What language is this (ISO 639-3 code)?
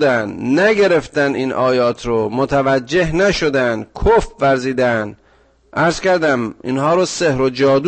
fas